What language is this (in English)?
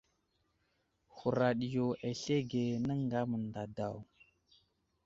Wuzlam